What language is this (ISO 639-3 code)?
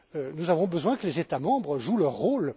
fra